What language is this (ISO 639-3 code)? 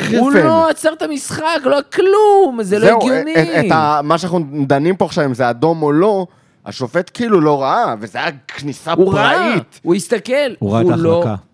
heb